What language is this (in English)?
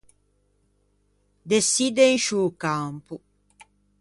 Ligurian